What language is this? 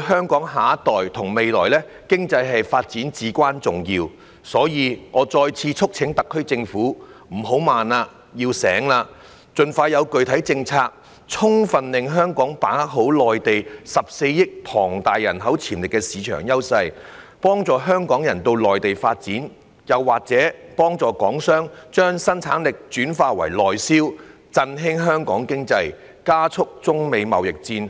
Cantonese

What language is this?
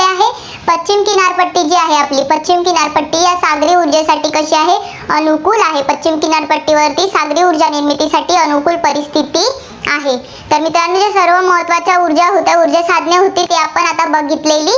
Marathi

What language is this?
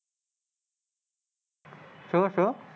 Gujarati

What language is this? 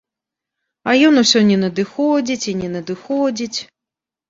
Belarusian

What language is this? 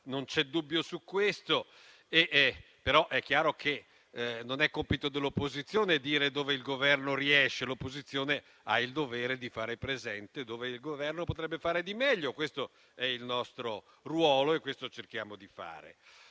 Italian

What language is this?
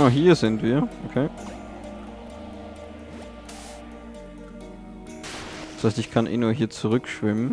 German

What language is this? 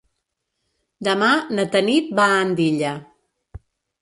Catalan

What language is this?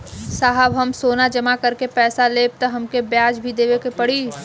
Bhojpuri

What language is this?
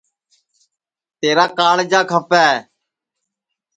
Sansi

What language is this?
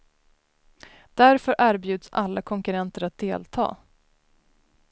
Swedish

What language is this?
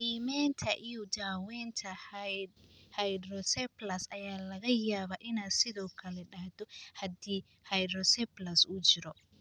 Somali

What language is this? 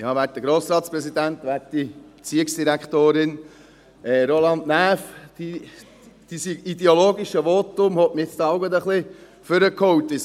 Swiss German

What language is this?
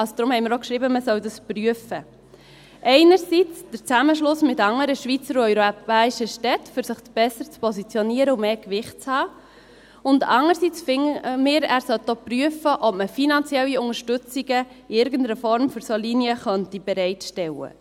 Swiss German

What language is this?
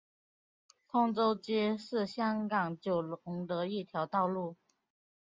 Chinese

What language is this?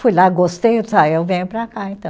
Portuguese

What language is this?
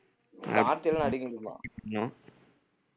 Tamil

